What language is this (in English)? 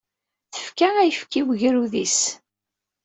Kabyle